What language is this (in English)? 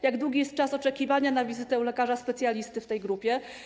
Polish